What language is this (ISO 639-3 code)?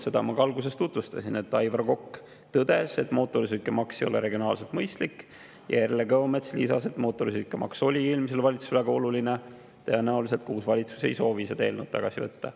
est